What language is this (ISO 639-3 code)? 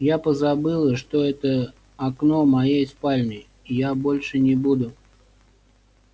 rus